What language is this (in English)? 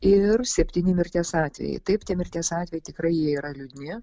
Lithuanian